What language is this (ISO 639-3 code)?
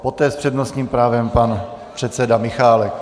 ces